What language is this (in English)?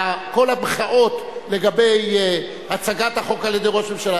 Hebrew